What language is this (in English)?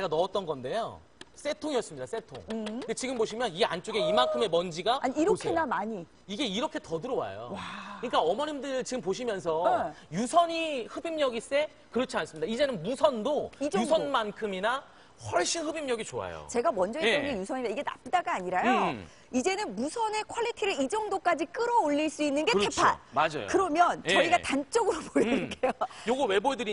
Korean